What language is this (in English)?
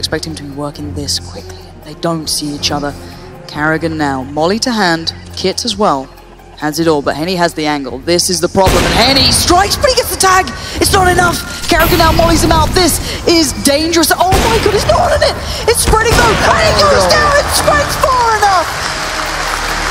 English